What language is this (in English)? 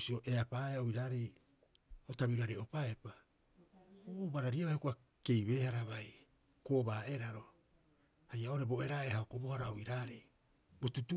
Rapoisi